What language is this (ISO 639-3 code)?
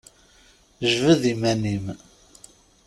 kab